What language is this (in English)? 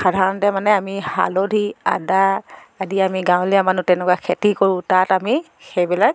Assamese